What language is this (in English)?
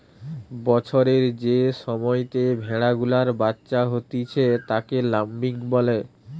Bangla